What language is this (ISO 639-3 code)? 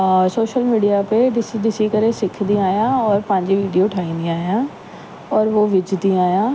snd